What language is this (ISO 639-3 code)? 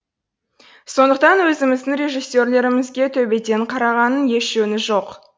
kaz